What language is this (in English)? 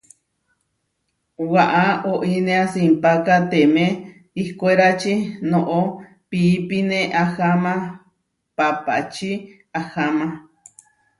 Huarijio